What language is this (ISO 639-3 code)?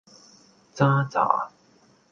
yue